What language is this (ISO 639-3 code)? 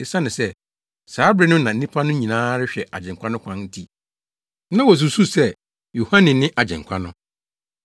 aka